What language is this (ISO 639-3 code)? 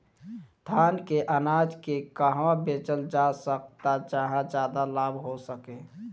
bho